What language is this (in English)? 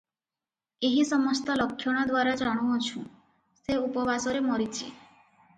Odia